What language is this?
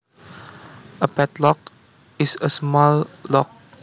Javanese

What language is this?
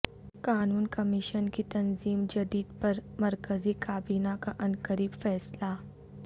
Urdu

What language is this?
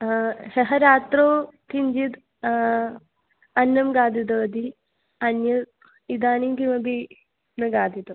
Sanskrit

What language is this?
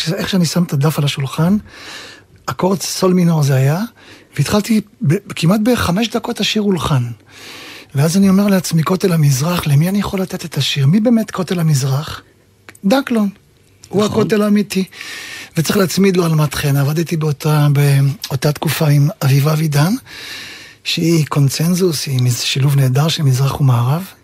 Hebrew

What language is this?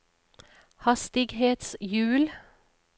Norwegian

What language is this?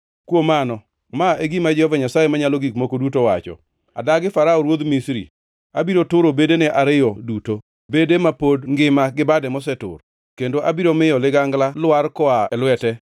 Luo (Kenya and Tanzania)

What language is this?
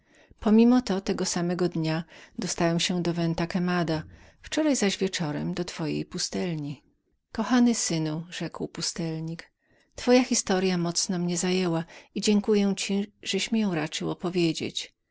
Polish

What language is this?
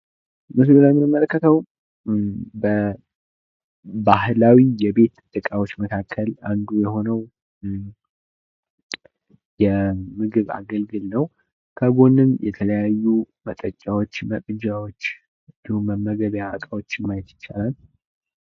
Amharic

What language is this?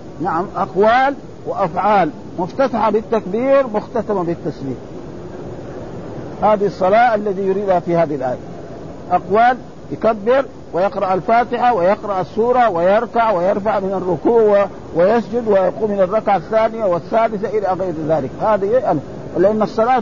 Arabic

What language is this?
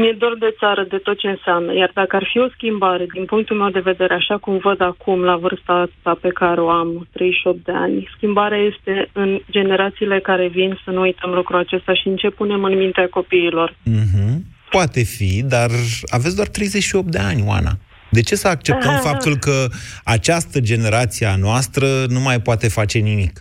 Romanian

